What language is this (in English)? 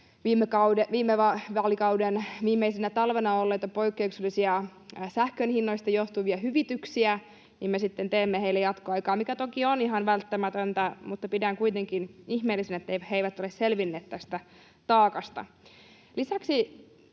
Finnish